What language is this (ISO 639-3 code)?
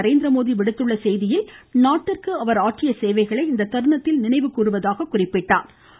tam